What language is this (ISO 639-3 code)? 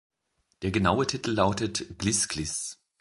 deu